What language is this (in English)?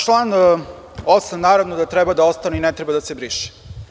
Serbian